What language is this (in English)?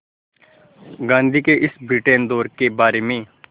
Hindi